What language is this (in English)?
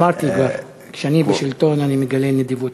Hebrew